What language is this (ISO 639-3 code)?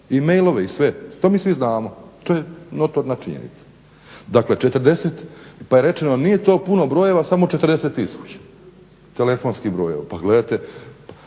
hrv